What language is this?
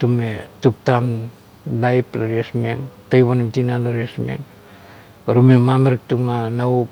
Kuot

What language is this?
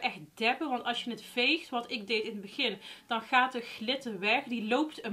Dutch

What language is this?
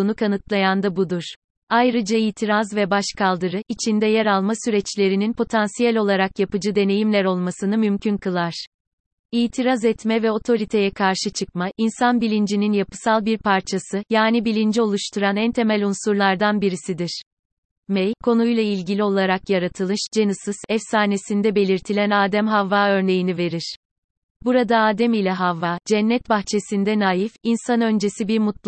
Turkish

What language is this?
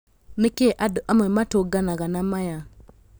Kikuyu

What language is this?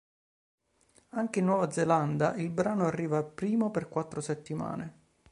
Italian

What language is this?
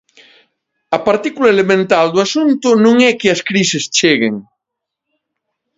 Galician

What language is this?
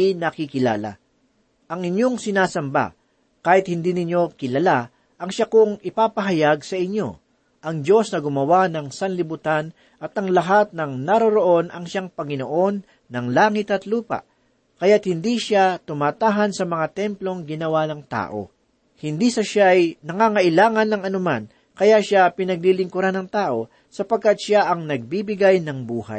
Filipino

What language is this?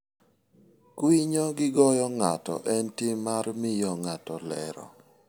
Luo (Kenya and Tanzania)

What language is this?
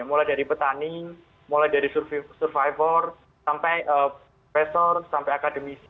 Indonesian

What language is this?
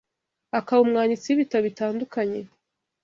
Kinyarwanda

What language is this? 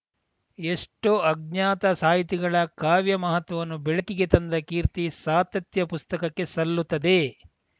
Kannada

